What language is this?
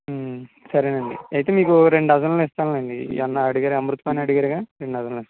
Telugu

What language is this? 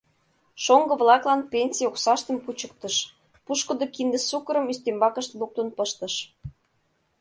Mari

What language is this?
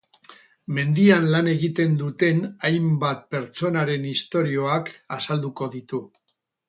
Basque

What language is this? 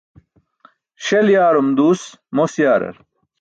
Burushaski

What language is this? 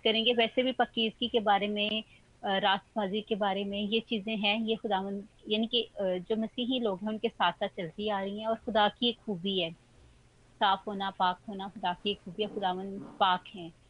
Hindi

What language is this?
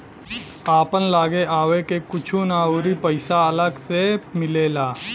Bhojpuri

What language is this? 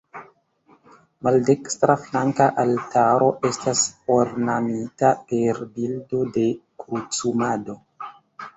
Esperanto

